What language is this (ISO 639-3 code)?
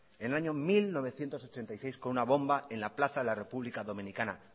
spa